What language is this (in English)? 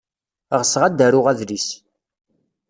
Kabyle